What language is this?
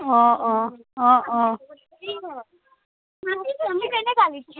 Assamese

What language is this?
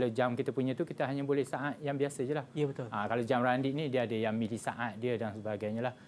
Malay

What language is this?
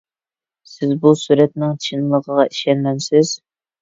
Uyghur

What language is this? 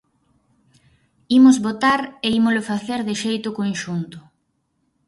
Galician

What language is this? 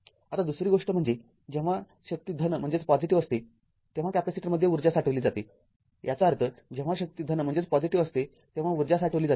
Marathi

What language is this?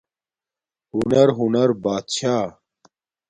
Domaaki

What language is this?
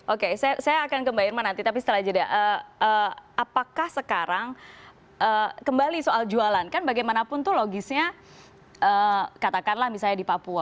Indonesian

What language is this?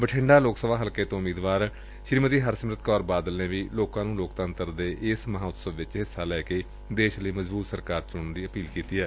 Punjabi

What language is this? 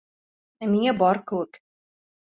Bashkir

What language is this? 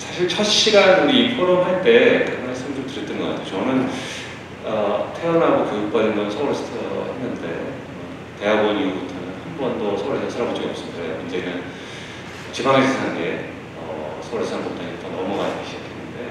Korean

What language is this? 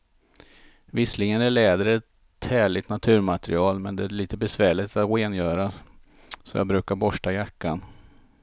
Swedish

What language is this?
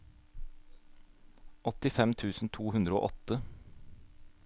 Norwegian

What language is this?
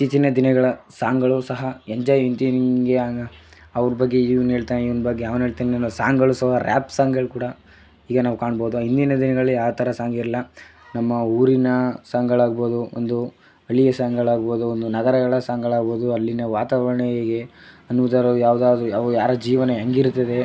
Kannada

